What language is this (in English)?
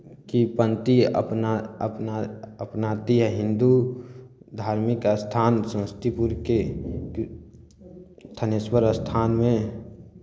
Maithili